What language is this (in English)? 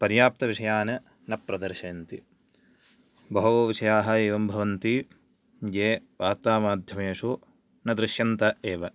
Sanskrit